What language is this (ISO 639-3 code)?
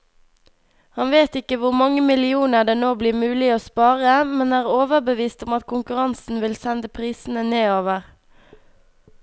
nor